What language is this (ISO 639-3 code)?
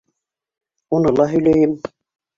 bak